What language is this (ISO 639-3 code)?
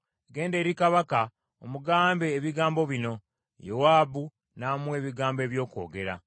lug